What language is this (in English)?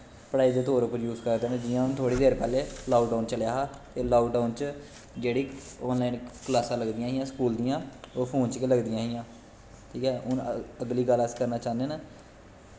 Dogri